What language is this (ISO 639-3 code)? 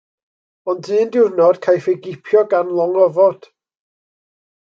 cym